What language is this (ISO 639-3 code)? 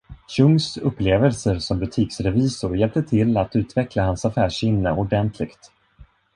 swe